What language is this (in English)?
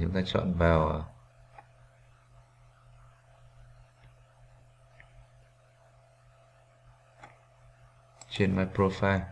Vietnamese